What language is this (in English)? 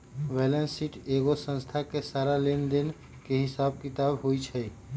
Magahi